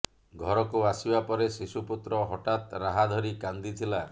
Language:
Odia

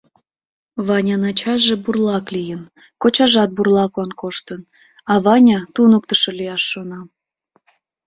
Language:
Mari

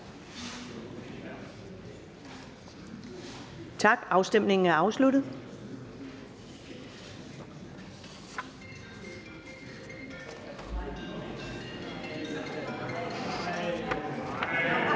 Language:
Danish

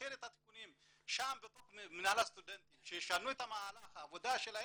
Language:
Hebrew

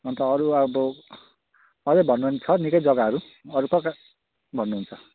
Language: Nepali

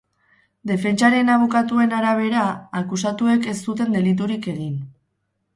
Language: Basque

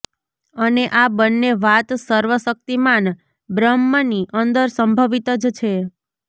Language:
Gujarati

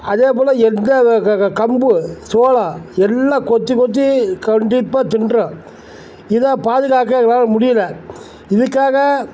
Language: Tamil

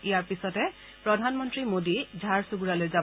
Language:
Assamese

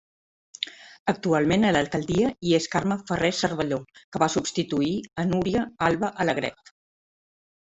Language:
Catalan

